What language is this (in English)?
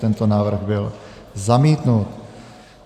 Czech